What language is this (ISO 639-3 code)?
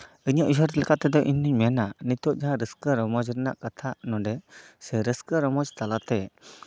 sat